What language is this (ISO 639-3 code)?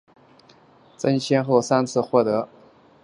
zho